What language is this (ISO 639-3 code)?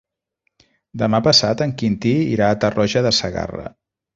cat